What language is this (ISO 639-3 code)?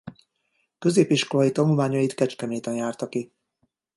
hun